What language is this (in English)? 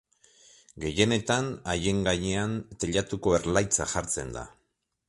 Basque